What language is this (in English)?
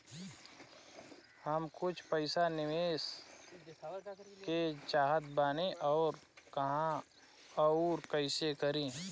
Bhojpuri